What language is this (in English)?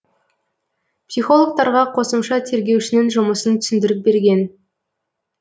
Kazakh